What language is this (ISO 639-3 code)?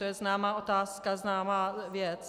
ces